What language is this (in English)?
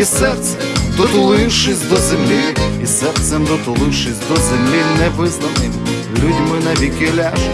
Ukrainian